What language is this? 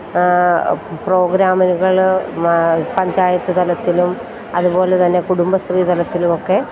Malayalam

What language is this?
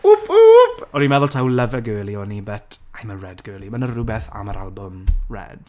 Welsh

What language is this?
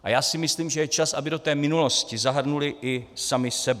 Czech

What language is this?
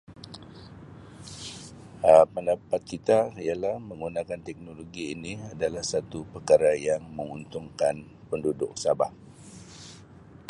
Sabah Malay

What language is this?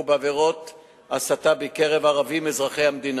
Hebrew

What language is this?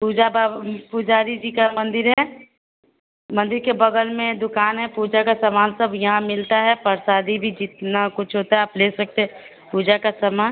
Hindi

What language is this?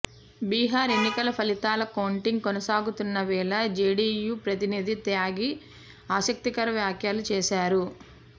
Telugu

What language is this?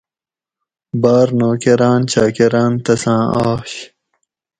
Gawri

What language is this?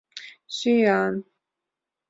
Mari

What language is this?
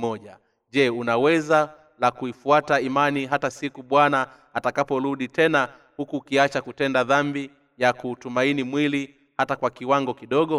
Swahili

